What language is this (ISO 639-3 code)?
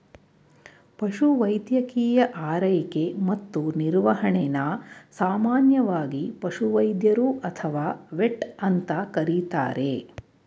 kan